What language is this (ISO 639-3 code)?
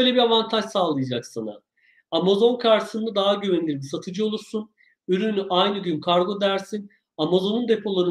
tur